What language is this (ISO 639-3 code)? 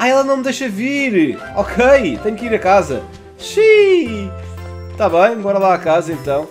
por